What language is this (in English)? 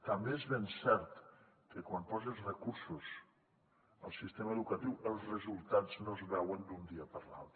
Catalan